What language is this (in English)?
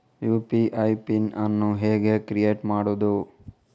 Kannada